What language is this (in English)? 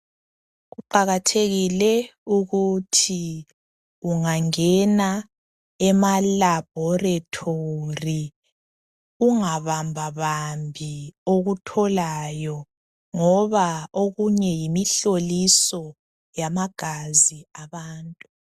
North Ndebele